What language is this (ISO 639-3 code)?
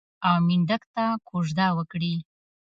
pus